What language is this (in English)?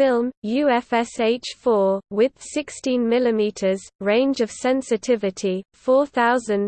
English